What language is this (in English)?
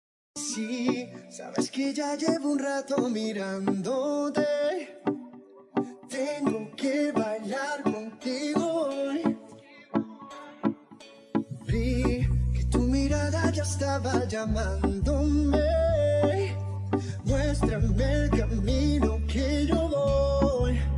Spanish